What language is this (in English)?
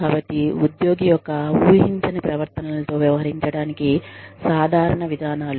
Telugu